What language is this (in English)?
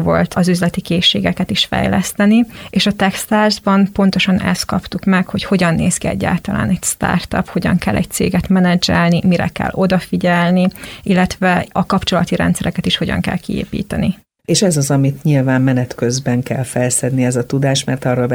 Hungarian